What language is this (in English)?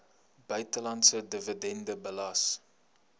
Afrikaans